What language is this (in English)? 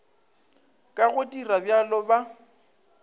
Northern Sotho